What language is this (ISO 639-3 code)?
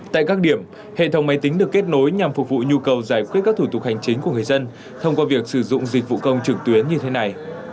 vie